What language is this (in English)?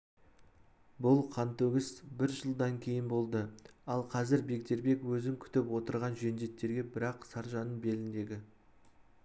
Kazakh